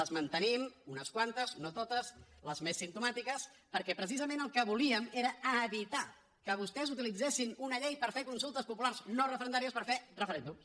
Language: Catalan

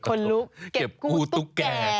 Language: Thai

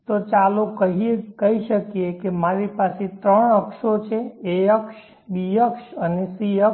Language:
Gujarati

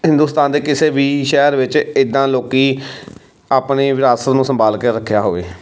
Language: Punjabi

